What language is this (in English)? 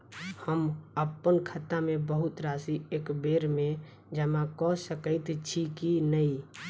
Maithili